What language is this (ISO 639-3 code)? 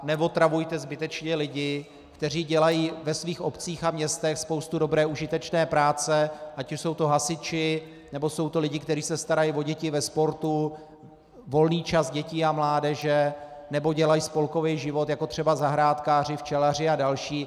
ces